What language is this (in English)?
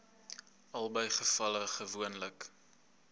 Afrikaans